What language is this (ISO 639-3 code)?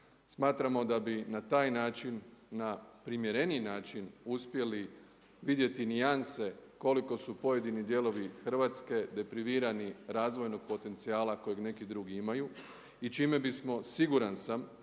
hrv